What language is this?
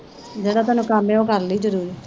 Punjabi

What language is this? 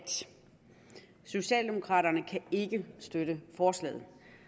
Danish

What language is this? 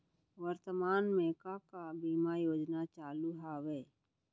Chhattisgarhi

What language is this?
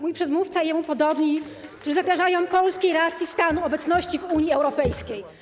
Polish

